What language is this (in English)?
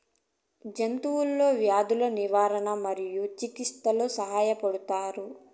Telugu